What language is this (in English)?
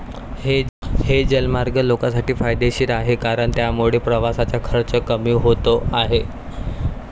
Marathi